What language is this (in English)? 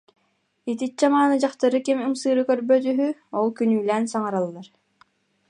Yakut